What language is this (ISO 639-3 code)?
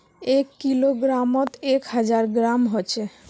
mag